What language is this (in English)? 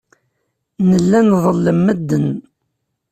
Kabyle